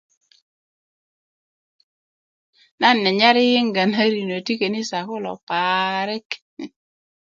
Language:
Kuku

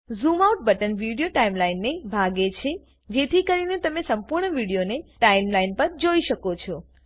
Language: Gujarati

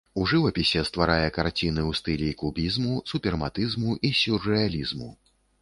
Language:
Belarusian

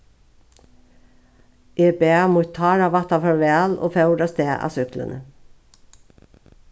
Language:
Faroese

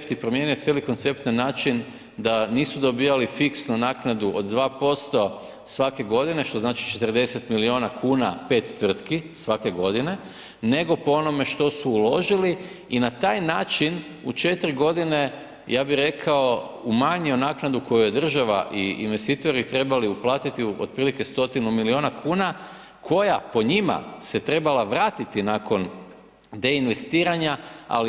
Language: Croatian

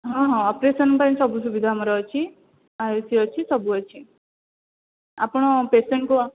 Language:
Odia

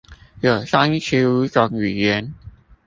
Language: Chinese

